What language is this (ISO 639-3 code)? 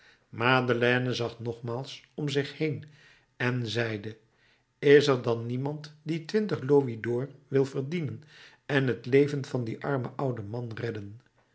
nld